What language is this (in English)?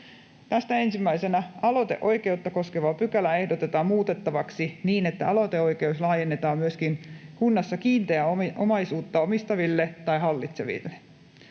Finnish